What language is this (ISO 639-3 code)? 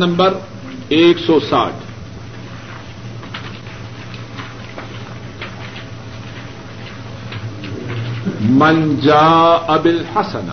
urd